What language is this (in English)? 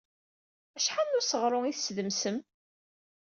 Kabyle